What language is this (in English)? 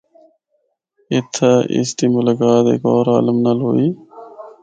Northern Hindko